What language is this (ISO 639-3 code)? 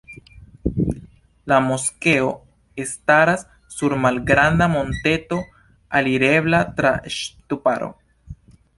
epo